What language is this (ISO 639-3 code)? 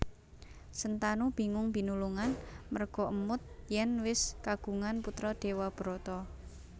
jav